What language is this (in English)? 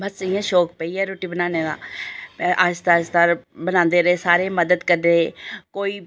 Dogri